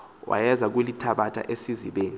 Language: Xhosa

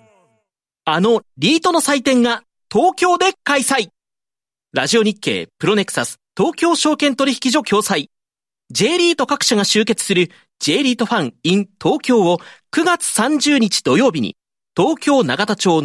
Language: Japanese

